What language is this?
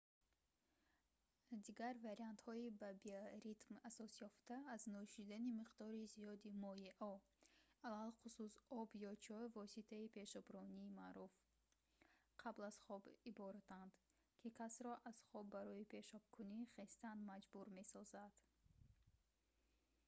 Tajik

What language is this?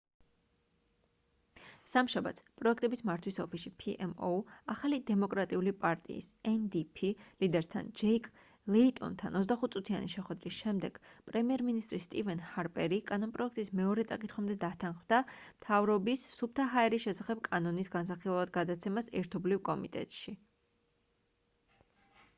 Georgian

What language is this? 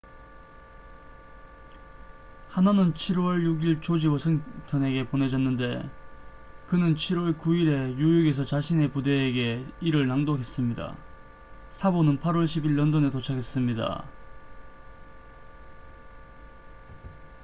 Korean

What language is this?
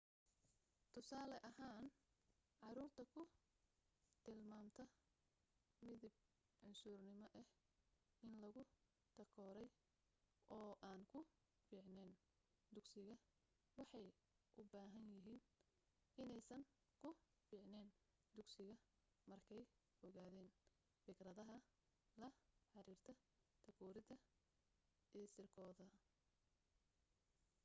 Somali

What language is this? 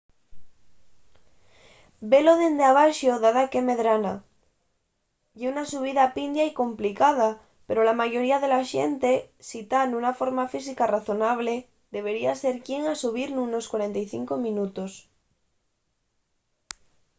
Asturian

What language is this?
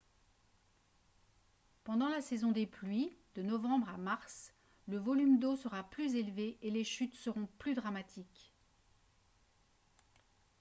French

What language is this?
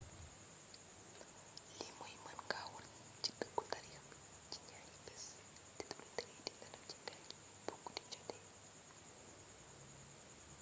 Wolof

